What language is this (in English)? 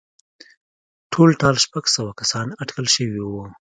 Pashto